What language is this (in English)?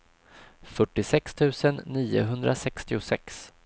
Swedish